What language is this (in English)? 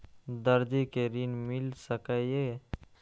Maithili